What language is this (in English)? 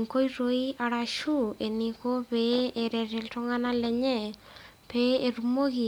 Masai